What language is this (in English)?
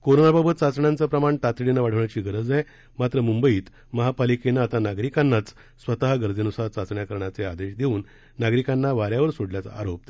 Marathi